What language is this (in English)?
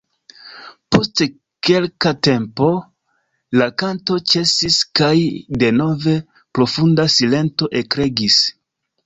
Esperanto